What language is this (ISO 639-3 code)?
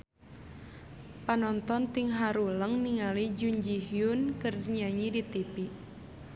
sun